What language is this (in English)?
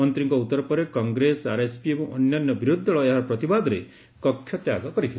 Odia